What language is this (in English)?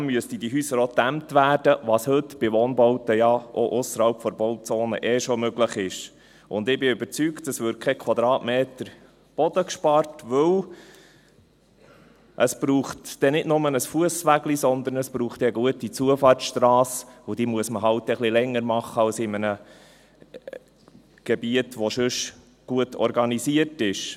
Swiss German